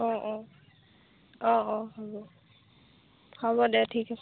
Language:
Assamese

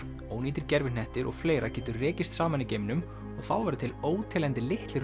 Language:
Icelandic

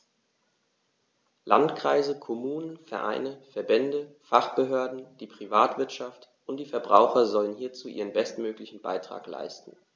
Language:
German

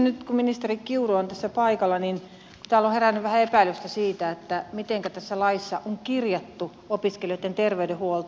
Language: Finnish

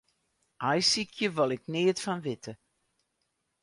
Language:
Western Frisian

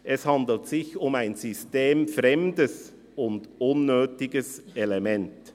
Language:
Swiss German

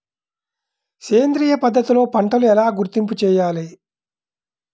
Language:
Telugu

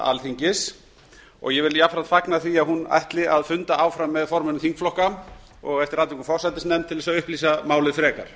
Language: Icelandic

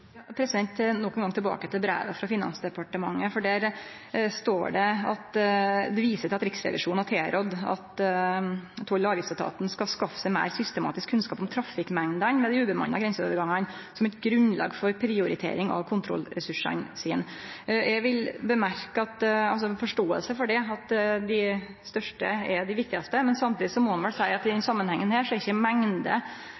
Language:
Norwegian Nynorsk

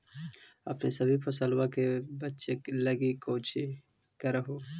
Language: Magahi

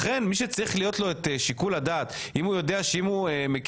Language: Hebrew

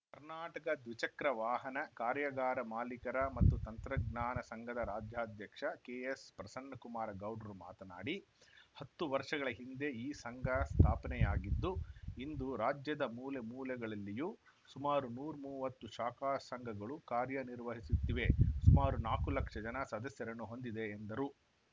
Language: Kannada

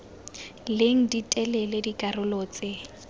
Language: Tswana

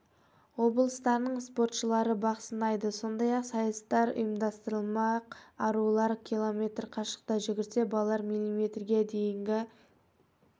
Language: Kazakh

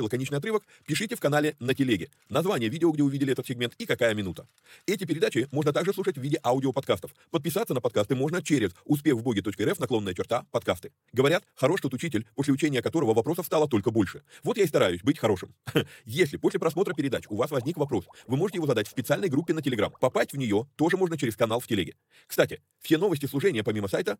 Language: Russian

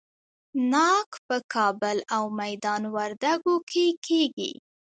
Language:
Pashto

